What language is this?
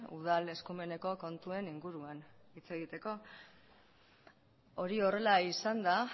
Basque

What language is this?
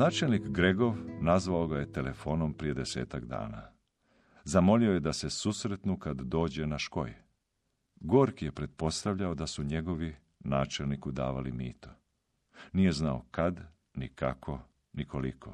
Croatian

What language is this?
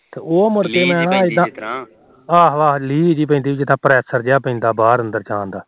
Punjabi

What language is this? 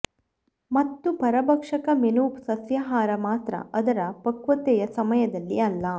Kannada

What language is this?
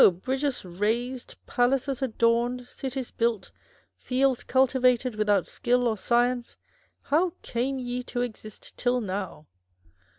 English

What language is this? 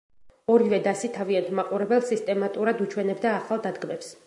Georgian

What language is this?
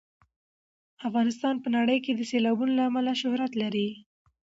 Pashto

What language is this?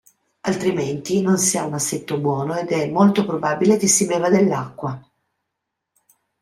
Italian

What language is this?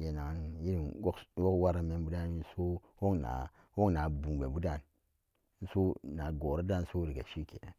Samba Daka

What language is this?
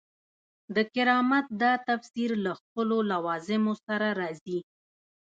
Pashto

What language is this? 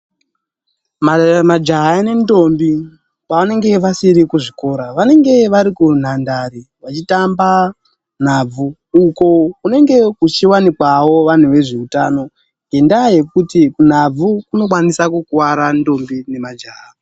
Ndau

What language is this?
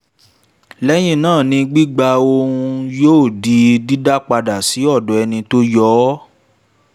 Yoruba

